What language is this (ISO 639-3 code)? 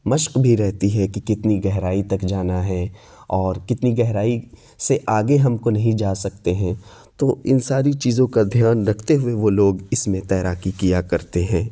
urd